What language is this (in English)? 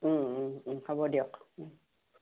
Assamese